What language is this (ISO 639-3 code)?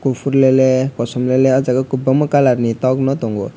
trp